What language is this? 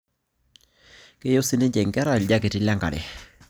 Masai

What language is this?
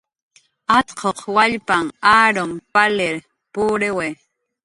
Jaqaru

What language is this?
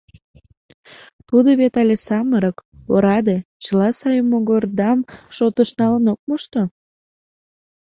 Mari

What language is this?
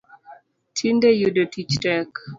Luo (Kenya and Tanzania)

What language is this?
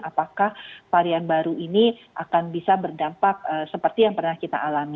Indonesian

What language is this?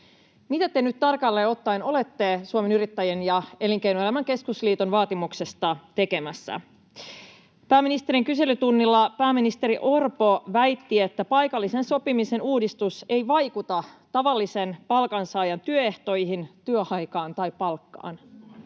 Finnish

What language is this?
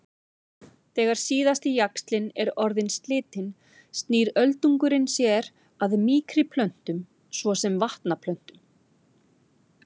Icelandic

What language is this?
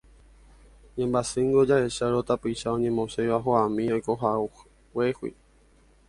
Guarani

